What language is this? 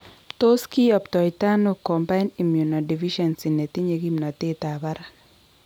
Kalenjin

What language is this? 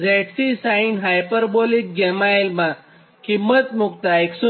Gujarati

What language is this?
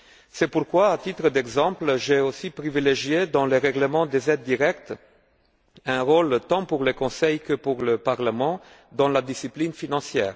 French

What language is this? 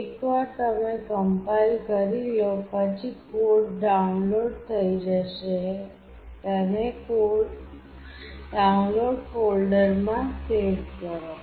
Gujarati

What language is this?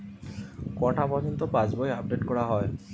Bangla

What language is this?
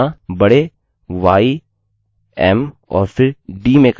Hindi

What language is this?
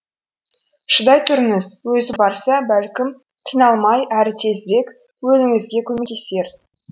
Kazakh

